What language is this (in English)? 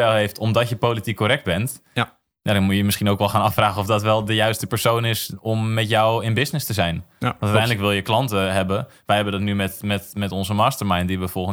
Dutch